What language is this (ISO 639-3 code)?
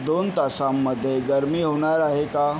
mar